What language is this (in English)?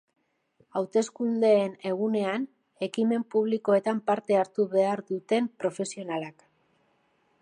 Basque